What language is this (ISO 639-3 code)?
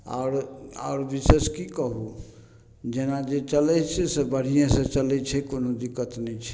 mai